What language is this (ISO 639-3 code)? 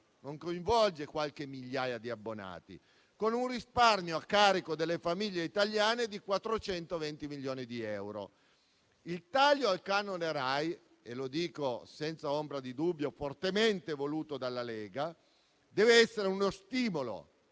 ita